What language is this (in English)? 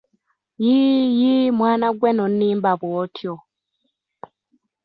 Ganda